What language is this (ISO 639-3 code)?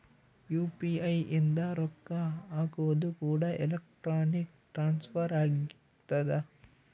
kan